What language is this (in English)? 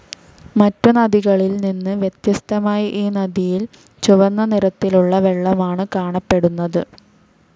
Malayalam